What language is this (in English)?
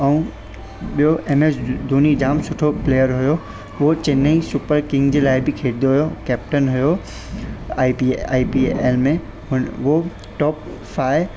Sindhi